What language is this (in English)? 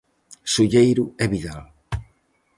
Galician